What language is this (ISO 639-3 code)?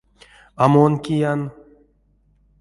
myv